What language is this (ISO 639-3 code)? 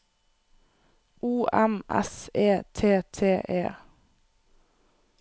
nor